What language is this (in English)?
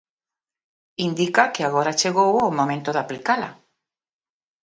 Galician